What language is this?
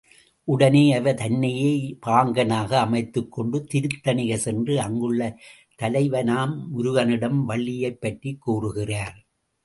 Tamil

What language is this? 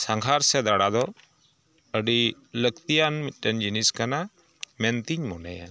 Santali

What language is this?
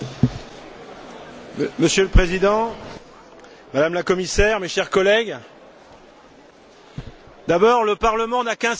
French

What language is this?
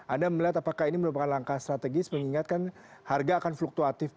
Indonesian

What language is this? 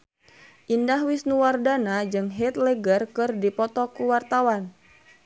Sundanese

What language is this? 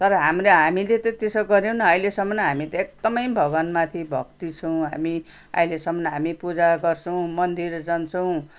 Nepali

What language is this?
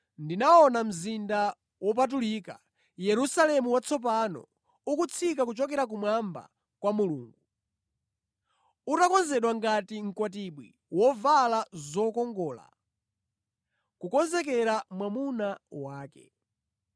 Nyanja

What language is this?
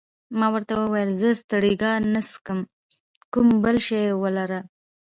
Pashto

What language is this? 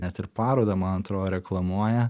Lithuanian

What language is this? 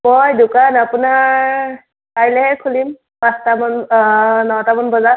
Assamese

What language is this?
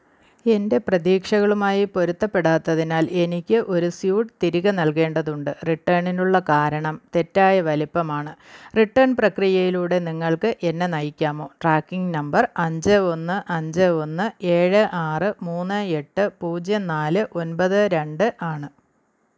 Malayalam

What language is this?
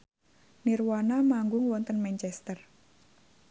Javanese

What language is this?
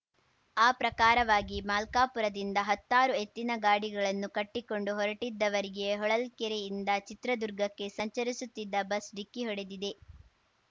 Kannada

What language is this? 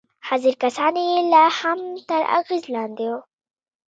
Pashto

